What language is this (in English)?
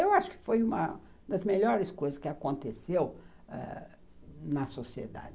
Portuguese